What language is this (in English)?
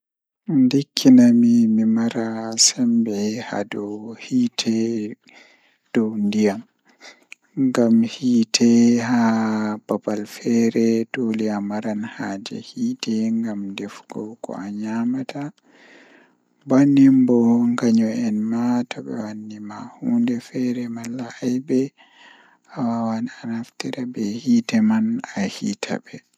Fula